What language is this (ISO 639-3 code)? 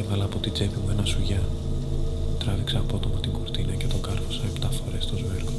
ell